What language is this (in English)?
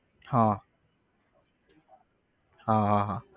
Gujarati